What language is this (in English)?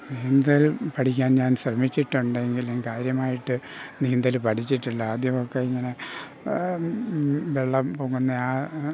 Malayalam